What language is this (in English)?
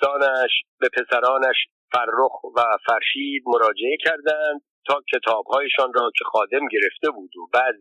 Persian